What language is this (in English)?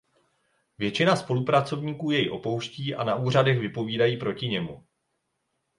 Czech